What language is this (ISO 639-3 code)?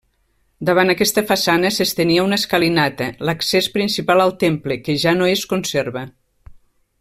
cat